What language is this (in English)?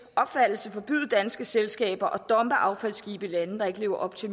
Danish